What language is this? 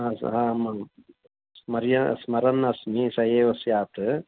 Sanskrit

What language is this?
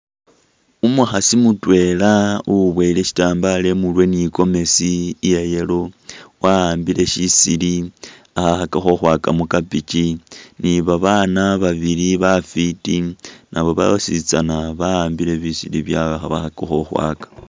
Masaaba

